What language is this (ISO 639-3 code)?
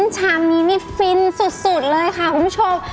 tha